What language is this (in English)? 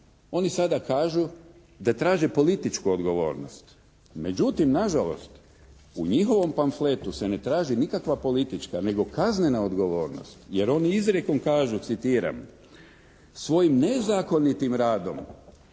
Croatian